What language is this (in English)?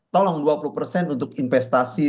Indonesian